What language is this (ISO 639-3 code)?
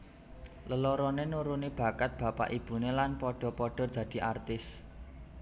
jav